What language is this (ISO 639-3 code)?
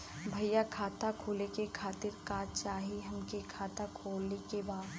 bho